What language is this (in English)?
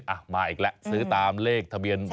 Thai